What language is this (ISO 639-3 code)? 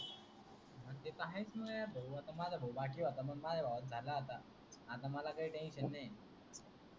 mar